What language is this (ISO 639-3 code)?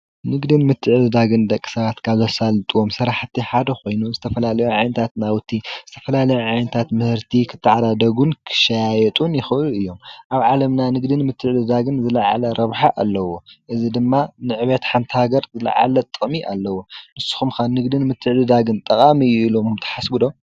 tir